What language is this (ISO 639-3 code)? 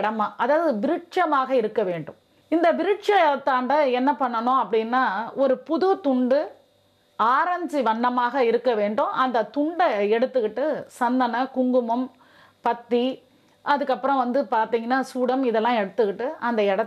nld